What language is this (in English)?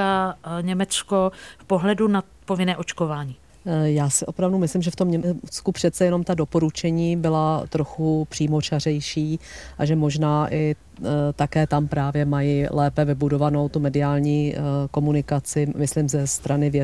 Czech